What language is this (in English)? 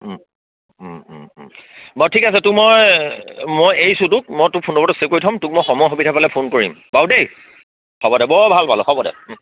Assamese